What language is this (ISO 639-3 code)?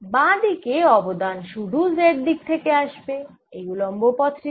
ben